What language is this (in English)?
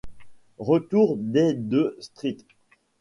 French